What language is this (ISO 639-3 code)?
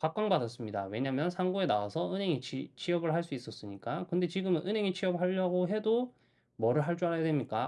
kor